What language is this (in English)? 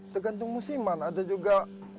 Indonesian